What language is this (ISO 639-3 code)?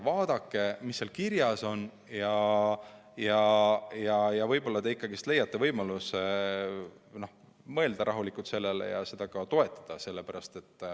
est